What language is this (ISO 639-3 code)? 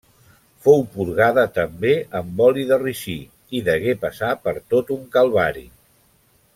cat